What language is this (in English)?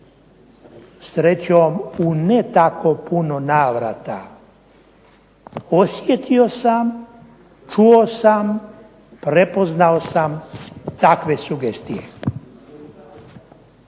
Croatian